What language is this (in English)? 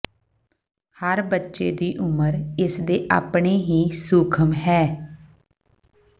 Punjabi